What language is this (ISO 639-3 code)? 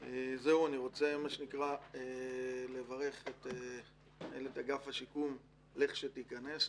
heb